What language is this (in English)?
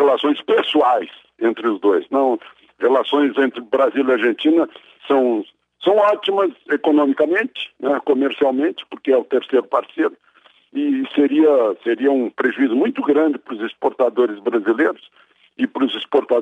Portuguese